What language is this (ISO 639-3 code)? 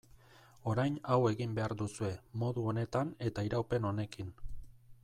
eus